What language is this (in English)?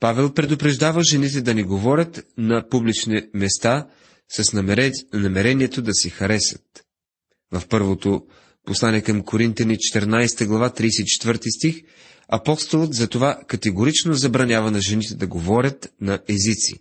Bulgarian